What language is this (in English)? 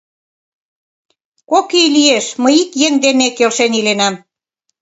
Mari